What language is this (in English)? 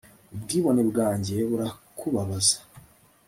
Kinyarwanda